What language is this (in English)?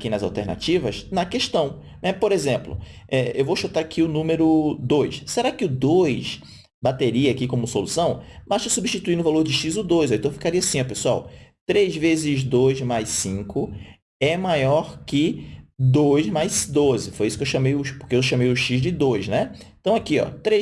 Portuguese